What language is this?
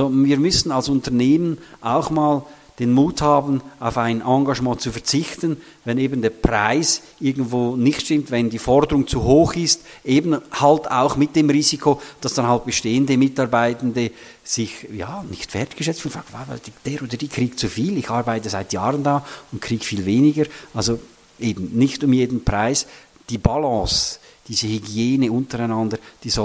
German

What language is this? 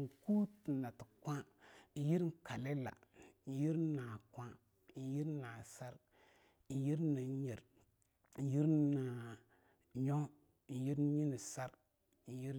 Longuda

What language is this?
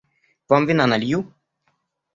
Russian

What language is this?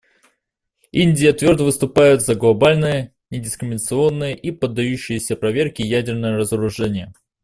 Russian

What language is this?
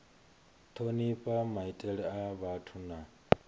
Venda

